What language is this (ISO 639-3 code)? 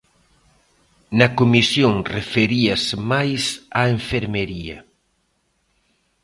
glg